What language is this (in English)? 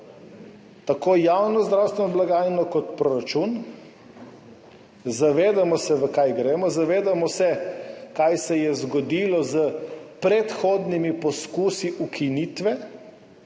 Slovenian